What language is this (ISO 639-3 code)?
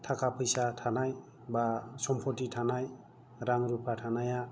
brx